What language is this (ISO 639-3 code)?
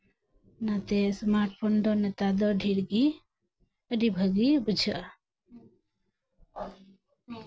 sat